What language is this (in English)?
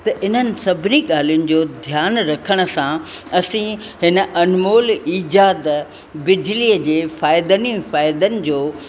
Sindhi